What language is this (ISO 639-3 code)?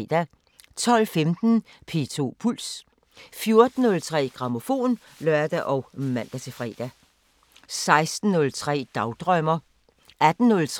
dan